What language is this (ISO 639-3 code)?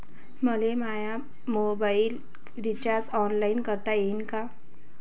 mar